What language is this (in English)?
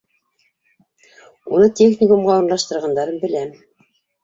Bashkir